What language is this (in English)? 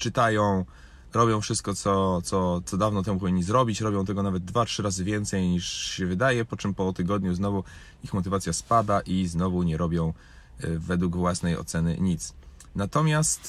Polish